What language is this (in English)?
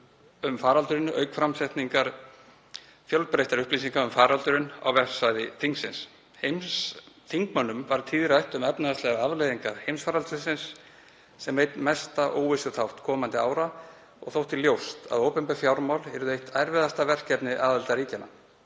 Icelandic